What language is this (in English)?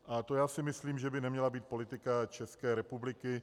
Czech